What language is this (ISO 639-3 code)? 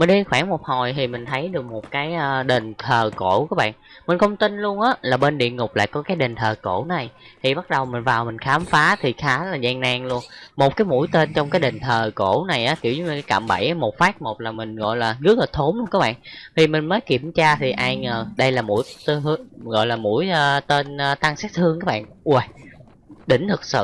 vie